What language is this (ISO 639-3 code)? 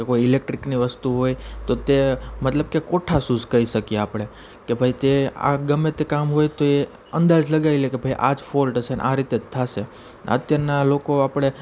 guj